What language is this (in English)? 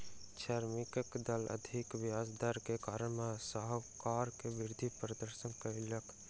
Maithili